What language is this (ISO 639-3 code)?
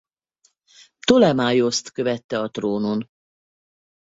hun